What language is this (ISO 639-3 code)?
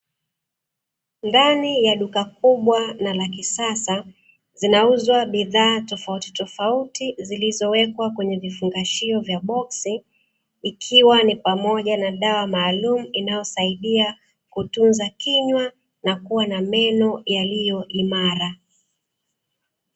swa